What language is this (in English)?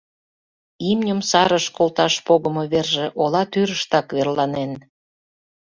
Mari